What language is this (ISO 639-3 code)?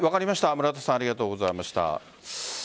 jpn